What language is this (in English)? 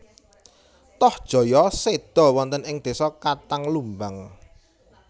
Javanese